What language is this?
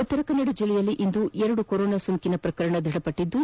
Kannada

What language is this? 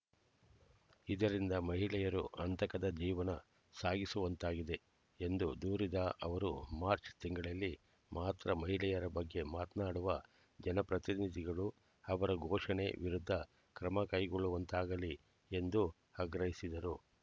Kannada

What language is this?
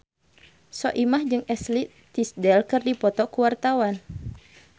Sundanese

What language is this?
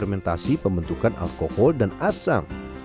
Indonesian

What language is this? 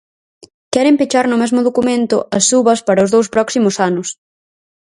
Galician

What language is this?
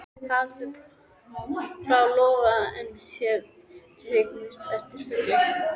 Icelandic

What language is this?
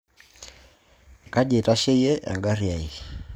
Masai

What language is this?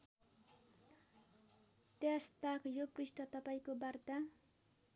Nepali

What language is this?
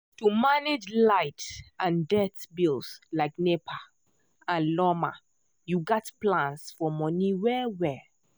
Nigerian Pidgin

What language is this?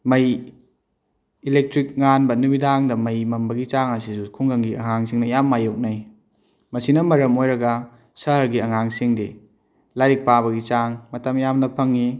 Manipuri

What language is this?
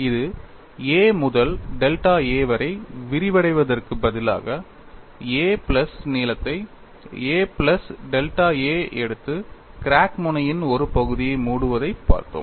Tamil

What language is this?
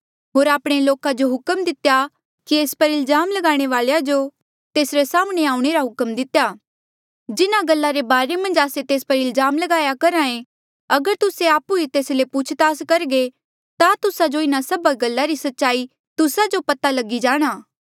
Mandeali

